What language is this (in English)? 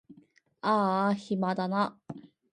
Japanese